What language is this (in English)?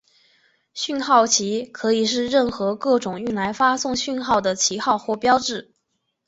Chinese